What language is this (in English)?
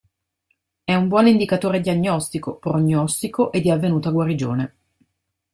Italian